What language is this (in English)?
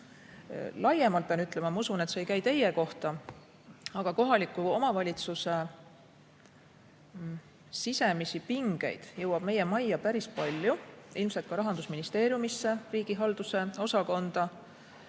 Estonian